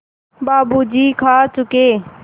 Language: Hindi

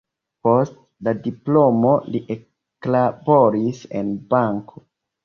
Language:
Esperanto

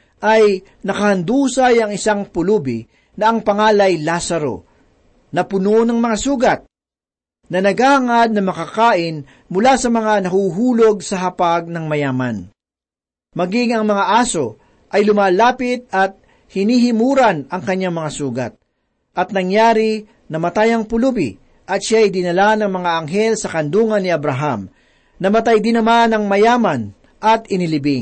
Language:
Filipino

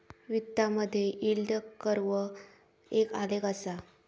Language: Marathi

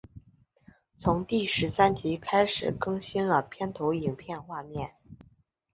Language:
Chinese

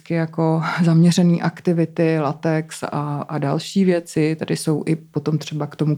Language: Czech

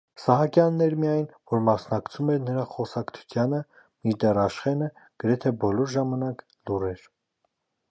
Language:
Armenian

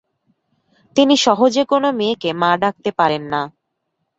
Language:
Bangla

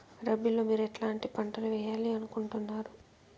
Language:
Telugu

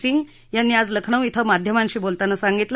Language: Marathi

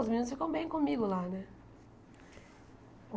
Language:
Portuguese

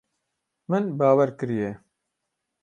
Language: Kurdish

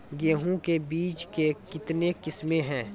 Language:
Maithili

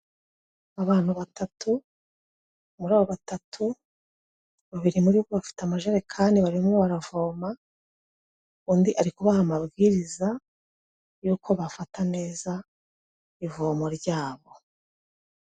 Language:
Kinyarwanda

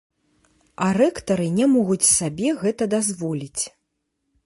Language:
Belarusian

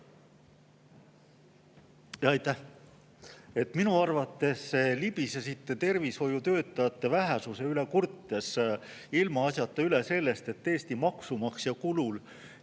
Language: Estonian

